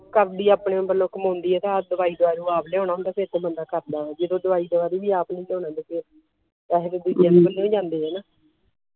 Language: Punjabi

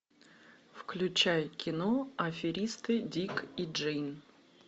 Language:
Russian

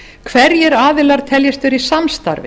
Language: Icelandic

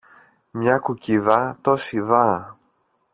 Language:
Greek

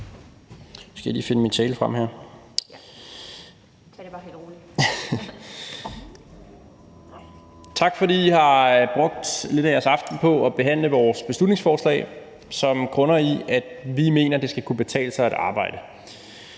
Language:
Danish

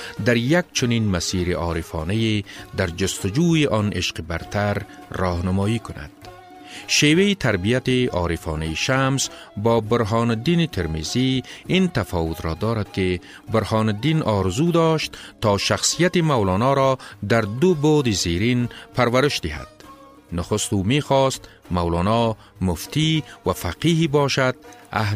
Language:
Persian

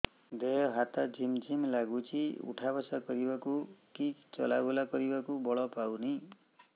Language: Odia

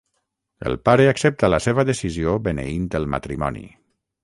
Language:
Catalan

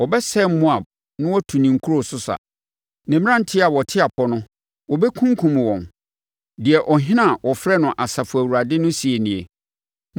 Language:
Akan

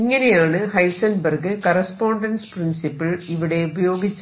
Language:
Malayalam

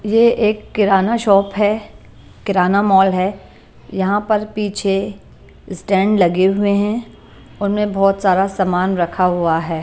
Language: Hindi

